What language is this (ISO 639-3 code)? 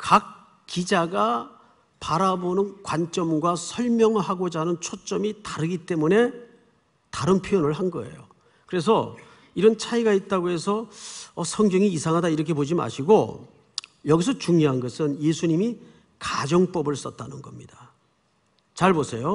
kor